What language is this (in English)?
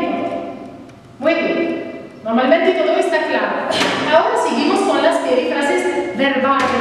Spanish